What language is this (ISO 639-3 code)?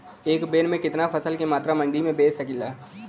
bho